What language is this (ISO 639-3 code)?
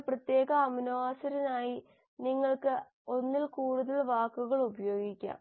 mal